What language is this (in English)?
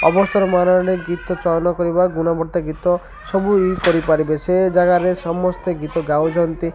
Odia